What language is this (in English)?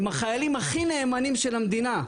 Hebrew